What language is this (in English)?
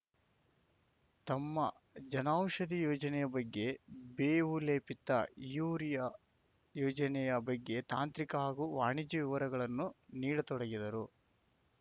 Kannada